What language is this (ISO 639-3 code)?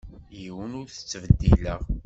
kab